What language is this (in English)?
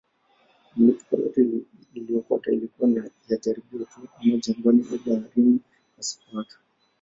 Swahili